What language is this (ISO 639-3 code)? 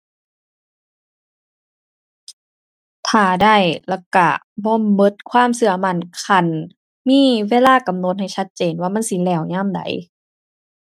tha